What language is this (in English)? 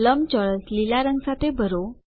Gujarati